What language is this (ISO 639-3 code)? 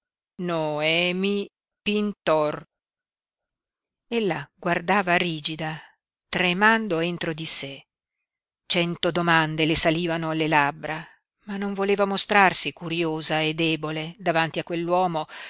ita